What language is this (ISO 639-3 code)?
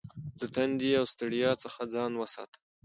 pus